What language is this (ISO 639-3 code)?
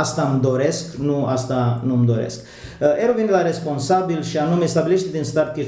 ron